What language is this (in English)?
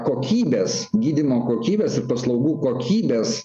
Lithuanian